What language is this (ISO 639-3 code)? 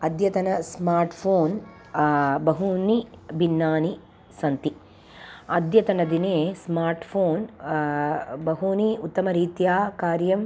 san